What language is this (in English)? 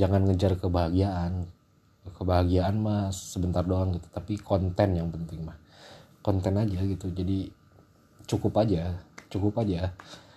Indonesian